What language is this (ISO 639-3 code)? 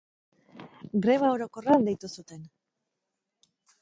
eus